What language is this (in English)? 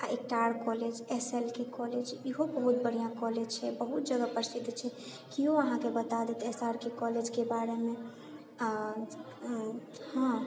Maithili